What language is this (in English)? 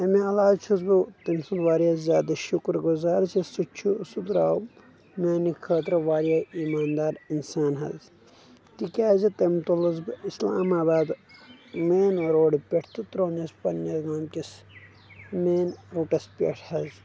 Kashmiri